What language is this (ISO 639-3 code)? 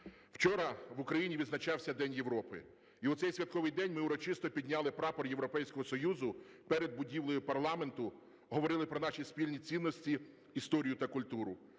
ukr